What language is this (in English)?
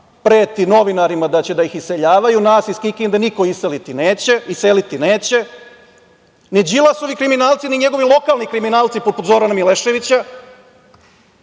Serbian